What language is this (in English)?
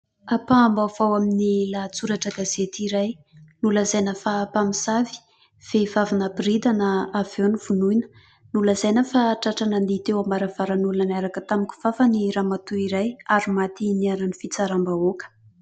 Malagasy